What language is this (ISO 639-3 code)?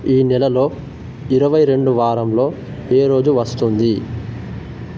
tel